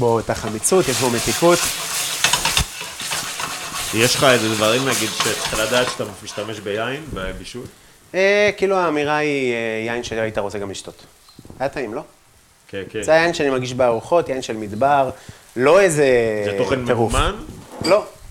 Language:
Hebrew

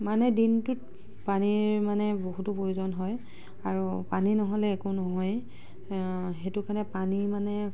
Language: Assamese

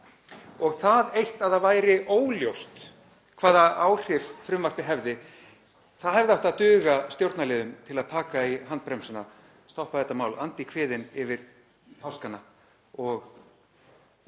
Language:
Icelandic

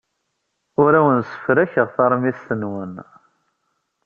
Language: Kabyle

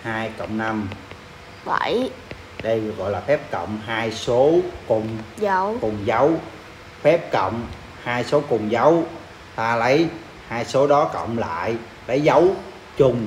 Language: Vietnamese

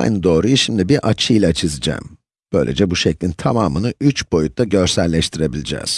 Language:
Turkish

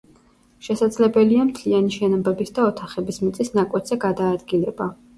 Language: Georgian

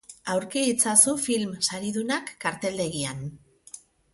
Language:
Basque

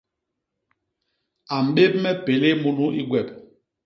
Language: Basaa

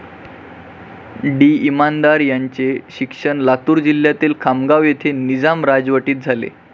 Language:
Marathi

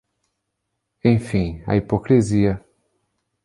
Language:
Portuguese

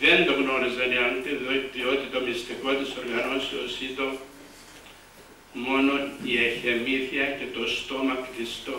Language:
Greek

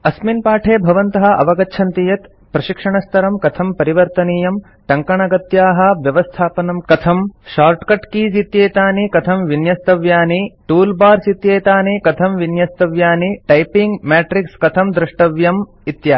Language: Sanskrit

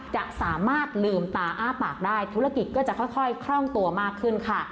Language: Thai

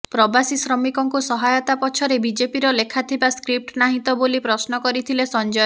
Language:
Odia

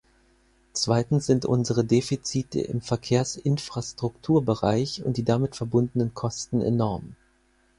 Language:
German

